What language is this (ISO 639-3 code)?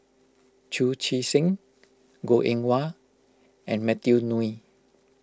eng